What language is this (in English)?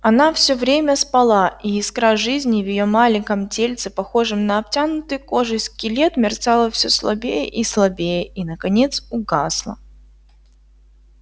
Russian